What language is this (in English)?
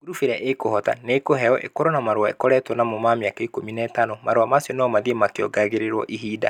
Kikuyu